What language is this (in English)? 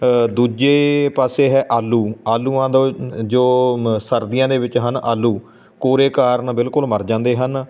Punjabi